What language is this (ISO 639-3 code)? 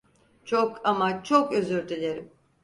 tur